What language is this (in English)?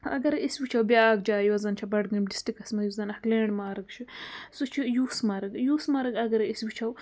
Kashmiri